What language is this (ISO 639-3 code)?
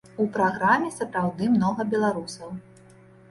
bel